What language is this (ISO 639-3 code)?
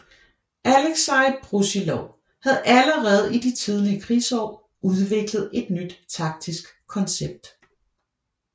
dan